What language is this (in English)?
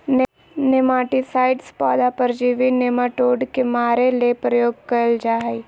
Magahi